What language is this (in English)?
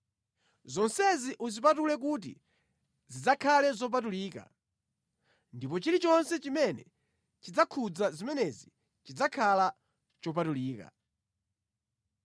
Nyanja